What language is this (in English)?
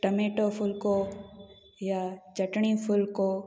Sindhi